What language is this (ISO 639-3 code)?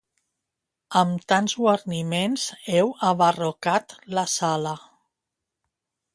cat